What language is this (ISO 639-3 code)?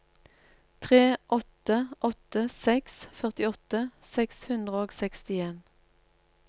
nor